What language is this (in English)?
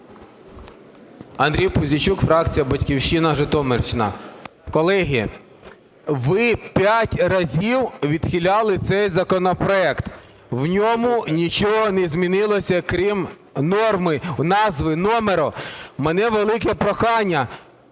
Ukrainian